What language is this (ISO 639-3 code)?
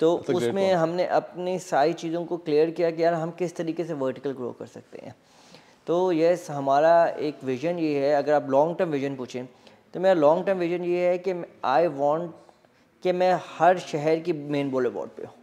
hin